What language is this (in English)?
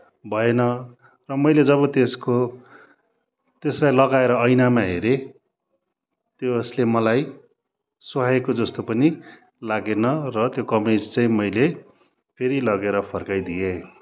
Nepali